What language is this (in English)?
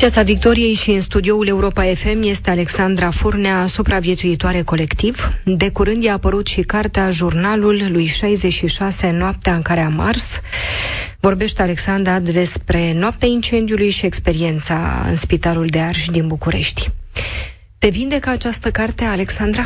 Romanian